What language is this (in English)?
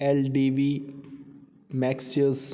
Punjabi